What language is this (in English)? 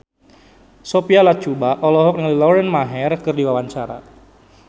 Sundanese